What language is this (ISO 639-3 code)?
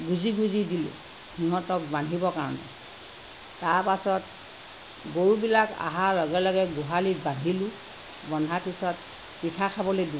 asm